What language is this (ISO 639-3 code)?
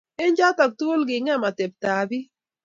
kln